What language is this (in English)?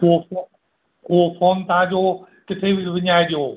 Sindhi